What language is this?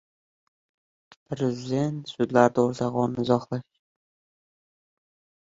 Uzbek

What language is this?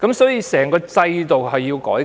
Cantonese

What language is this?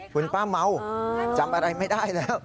Thai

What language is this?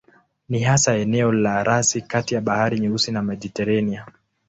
Swahili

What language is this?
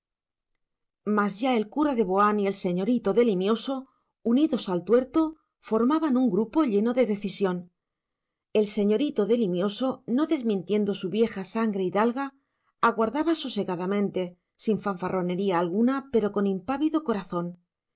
Spanish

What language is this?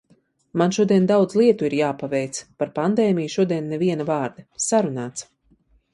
Latvian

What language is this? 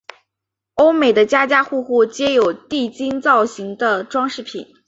Chinese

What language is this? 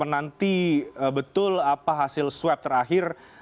Indonesian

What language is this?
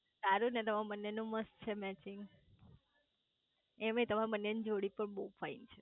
Gujarati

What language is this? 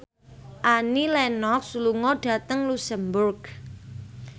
Javanese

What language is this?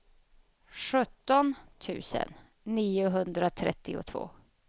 Swedish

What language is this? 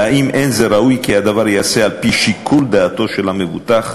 Hebrew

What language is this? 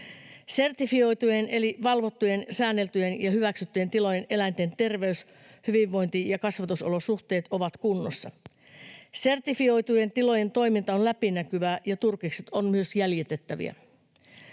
Finnish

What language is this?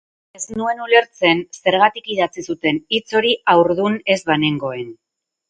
Basque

